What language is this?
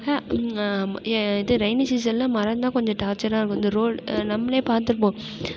Tamil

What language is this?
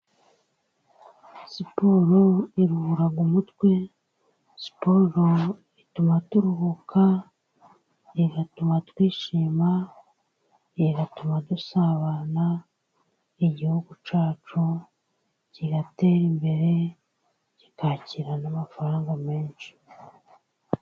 Kinyarwanda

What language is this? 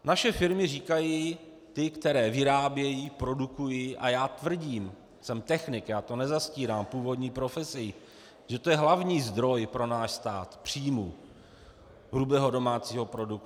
Czech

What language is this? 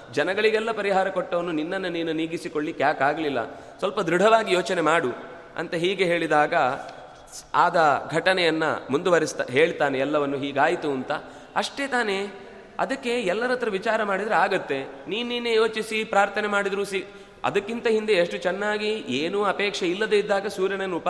Kannada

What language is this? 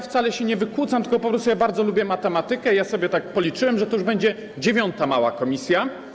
Polish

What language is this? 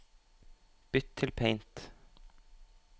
Norwegian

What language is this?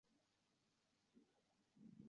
Uzbek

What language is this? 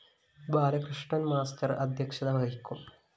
Malayalam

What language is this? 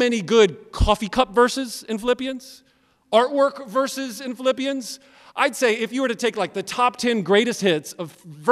English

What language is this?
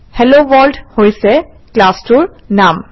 Assamese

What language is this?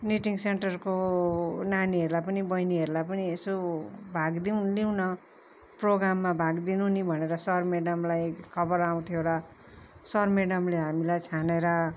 Nepali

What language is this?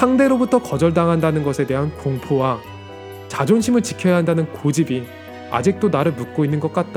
Korean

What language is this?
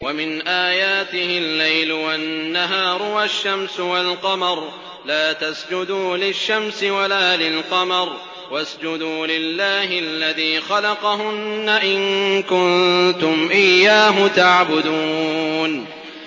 Arabic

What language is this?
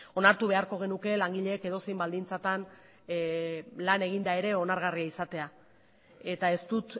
Basque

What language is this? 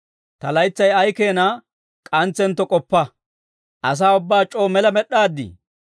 Dawro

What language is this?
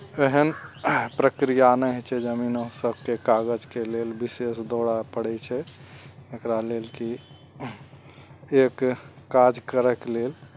Maithili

